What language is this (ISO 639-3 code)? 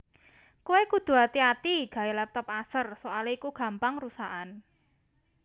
jav